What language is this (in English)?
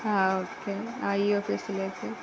Malayalam